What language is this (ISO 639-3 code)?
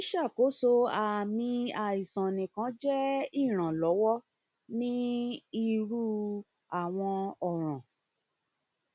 yor